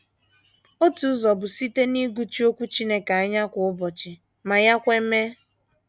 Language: Igbo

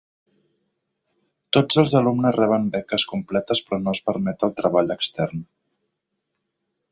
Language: Catalan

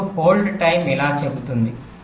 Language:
Telugu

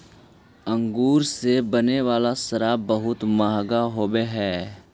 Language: Magahi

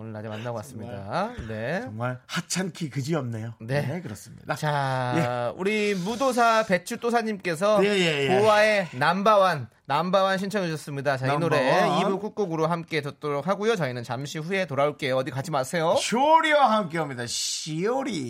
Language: Korean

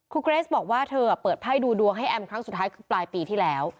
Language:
Thai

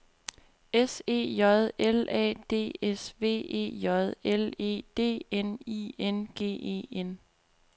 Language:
Danish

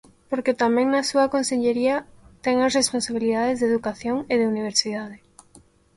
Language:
Galician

